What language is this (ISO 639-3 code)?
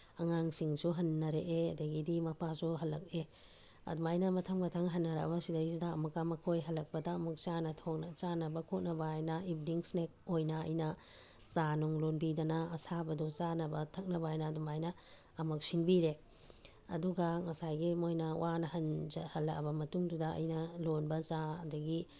mni